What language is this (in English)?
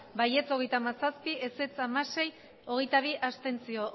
Basque